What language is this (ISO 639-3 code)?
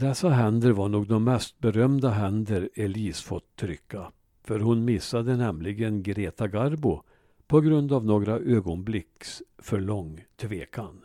swe